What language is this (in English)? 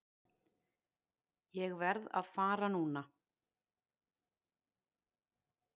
Icelandic